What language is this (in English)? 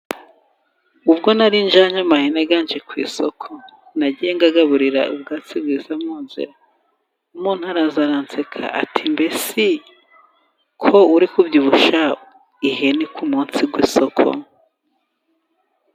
Kinyarwanda